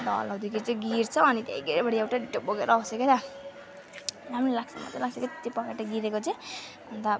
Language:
Nepali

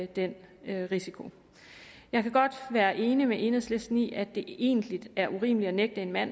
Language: Danish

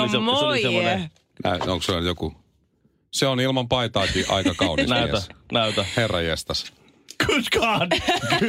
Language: Finnish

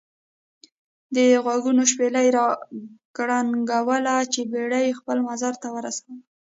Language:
Pashto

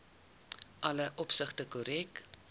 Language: Afrikaans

